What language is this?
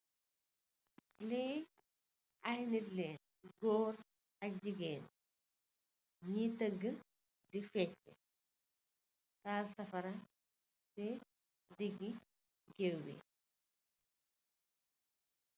Wolof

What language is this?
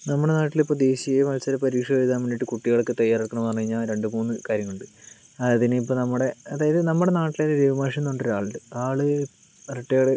Malayalam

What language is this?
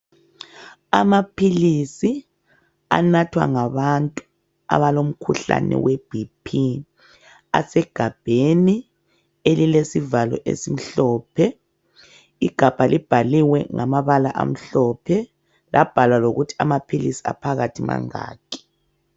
North Ndebele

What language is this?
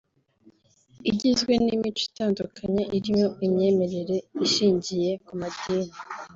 Kinyarwanda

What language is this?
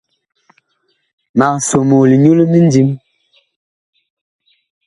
Bakoko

